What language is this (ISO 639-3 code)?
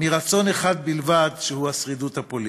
heb